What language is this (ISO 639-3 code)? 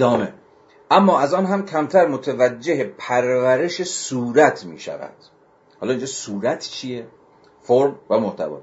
fas